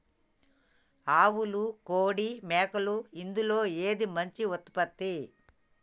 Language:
Telugu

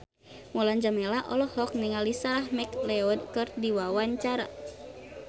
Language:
Sundanese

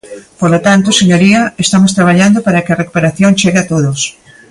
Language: Galician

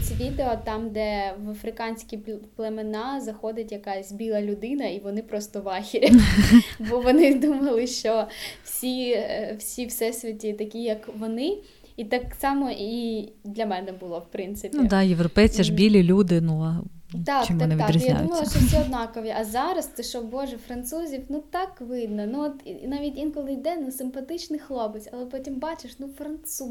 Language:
Ukrainian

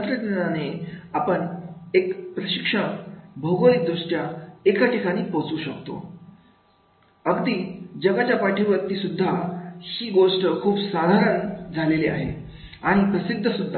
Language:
Marathi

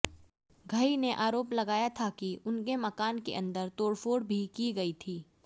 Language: Hindi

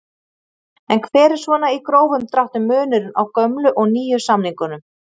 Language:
Icelandic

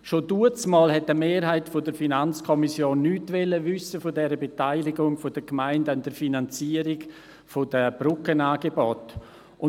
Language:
Swiss German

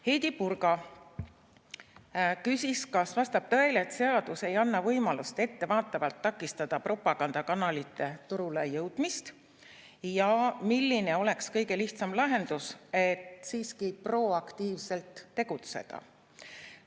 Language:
Estonian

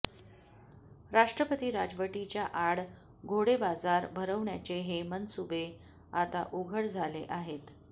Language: Marathi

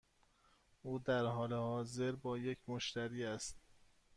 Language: Persian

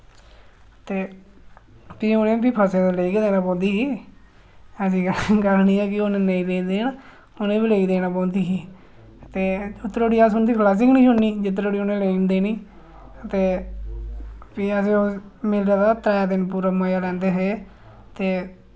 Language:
Dogri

